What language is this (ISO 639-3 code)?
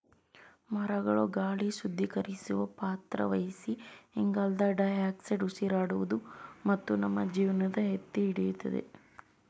kan